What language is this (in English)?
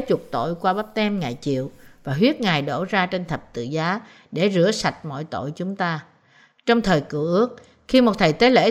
Vietnamese